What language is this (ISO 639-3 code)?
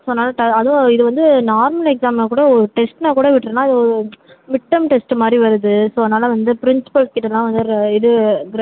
tam